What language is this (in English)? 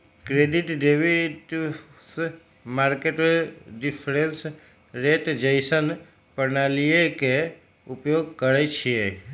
Magahi